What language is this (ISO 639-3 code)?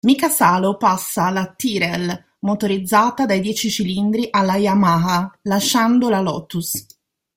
ita